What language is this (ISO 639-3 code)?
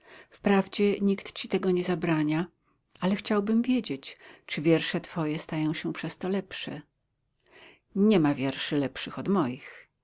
pol